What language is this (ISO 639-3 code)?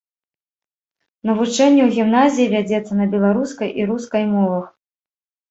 bel